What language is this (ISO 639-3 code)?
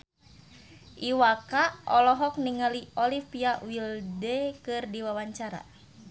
sun